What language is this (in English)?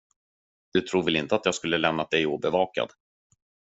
Swedish